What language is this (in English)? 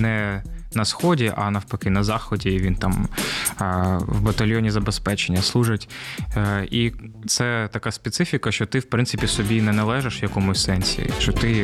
Ukrainian